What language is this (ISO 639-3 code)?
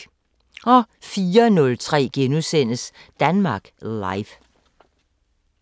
dan